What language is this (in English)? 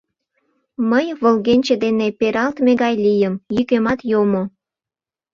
Mari